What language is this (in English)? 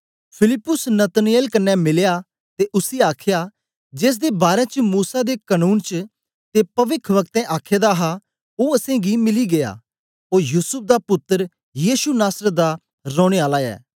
Dogri